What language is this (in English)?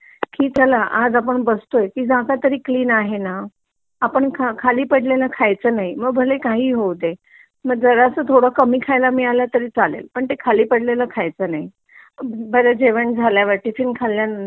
Marathi